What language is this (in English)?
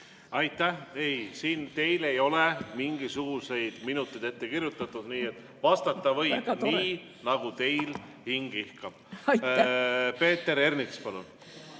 Estonian